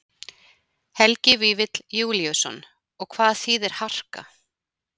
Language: Icelandic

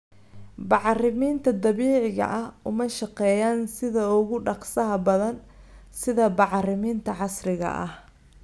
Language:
Somali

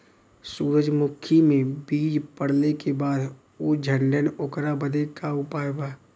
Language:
Bhojpuri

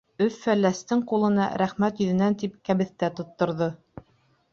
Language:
Bashkir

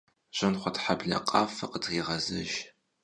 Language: Kabardian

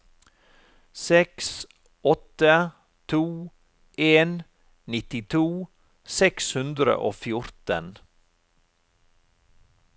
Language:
Norwegian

